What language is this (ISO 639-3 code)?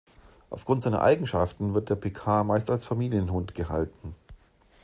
deu